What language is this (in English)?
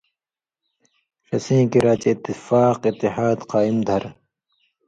Indus Kohistani